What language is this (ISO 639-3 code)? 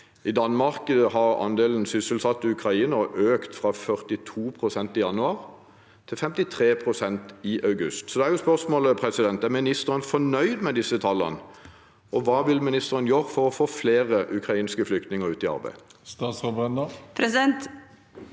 nor